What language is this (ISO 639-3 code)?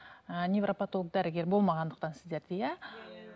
kaz